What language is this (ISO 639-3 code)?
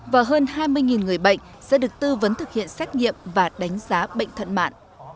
vie